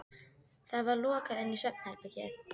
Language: Icelandic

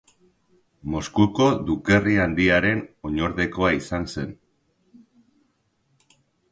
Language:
Basque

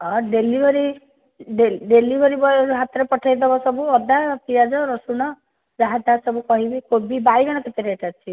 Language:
Odia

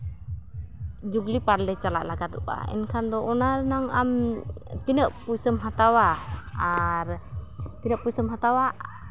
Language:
Santali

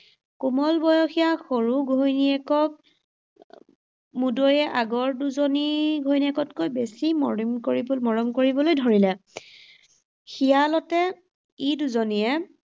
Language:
Assamese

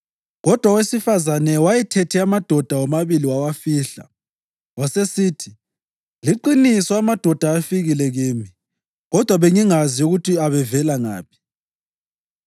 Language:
North Ndebele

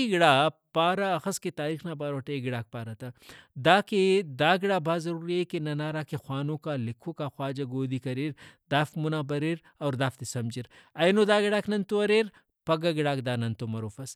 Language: Brahui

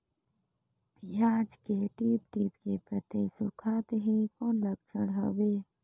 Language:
Chhattisgarhi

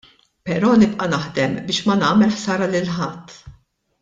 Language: Maltese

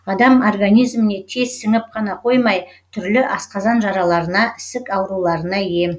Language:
Kazakh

